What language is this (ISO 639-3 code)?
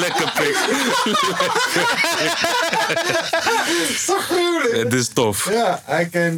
nld